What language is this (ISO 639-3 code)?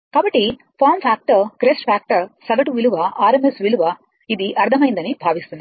tel